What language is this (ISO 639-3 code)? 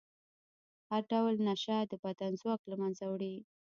pus